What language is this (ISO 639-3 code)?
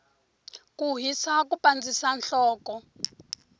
tso